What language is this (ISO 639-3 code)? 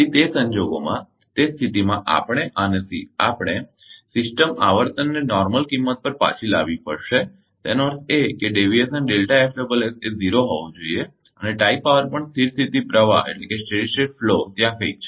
guj